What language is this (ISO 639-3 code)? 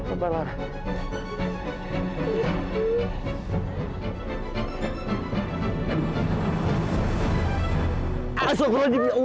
ind